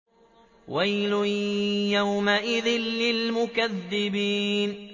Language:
Arabic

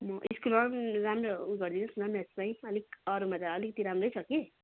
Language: Nepali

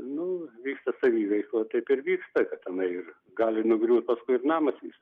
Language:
Lithuanian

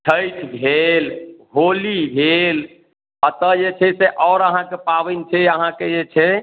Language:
Maithili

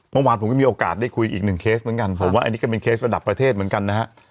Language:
Thai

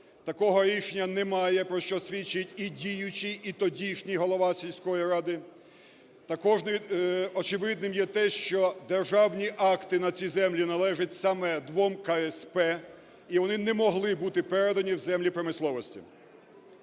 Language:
Ukrainian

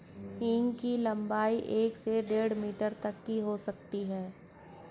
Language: Hindi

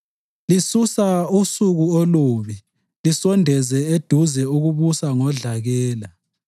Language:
North Ndebele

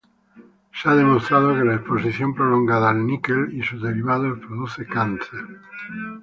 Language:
Spanish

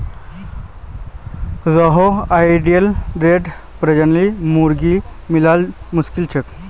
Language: Magahi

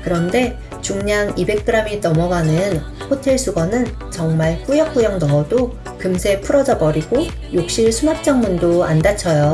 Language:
Korean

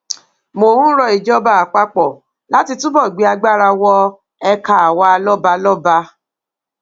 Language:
Yoruba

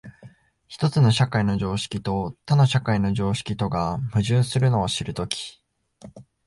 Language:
Japanese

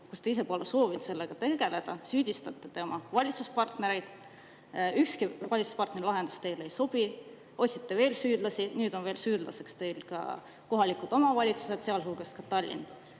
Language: Estonian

